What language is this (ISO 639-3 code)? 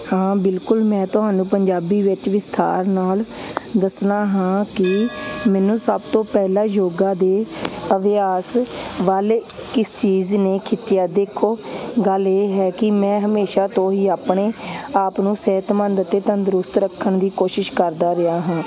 pan